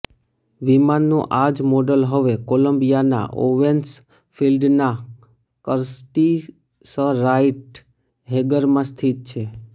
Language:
Gujarati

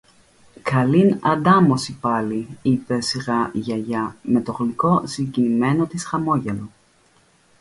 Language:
Greek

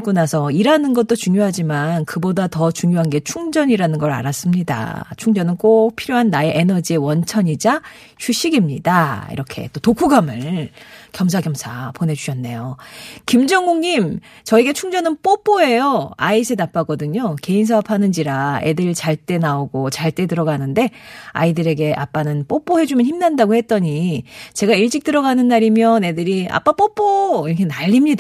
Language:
Korean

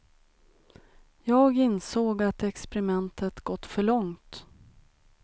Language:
Swedish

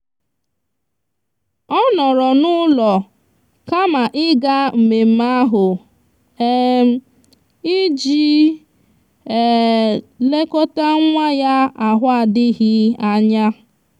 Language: Igbo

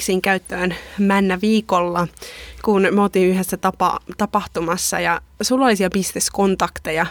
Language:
Finnish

